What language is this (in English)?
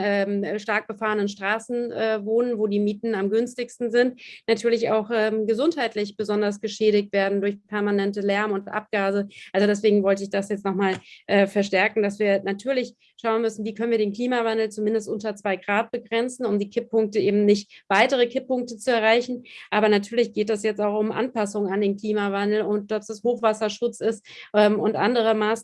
German